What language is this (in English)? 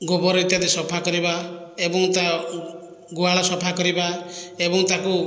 Odia